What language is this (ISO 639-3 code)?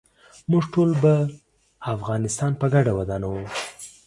pus